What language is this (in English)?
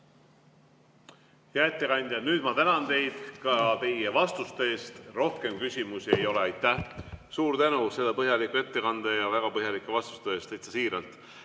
Estonian